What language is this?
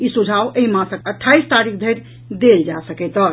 Maithili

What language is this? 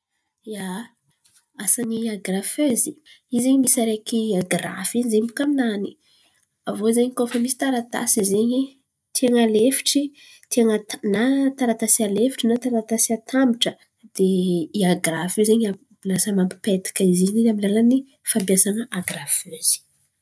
Antankarana Malagasy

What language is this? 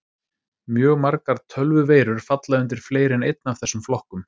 Icelandic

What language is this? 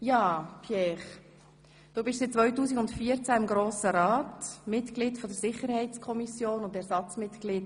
Swiss German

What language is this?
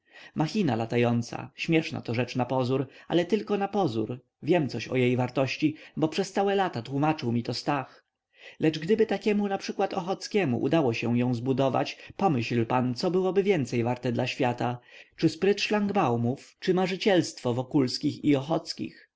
Polish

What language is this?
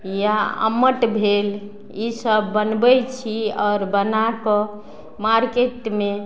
Maithili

